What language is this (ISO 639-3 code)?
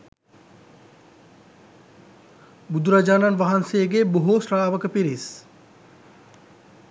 sin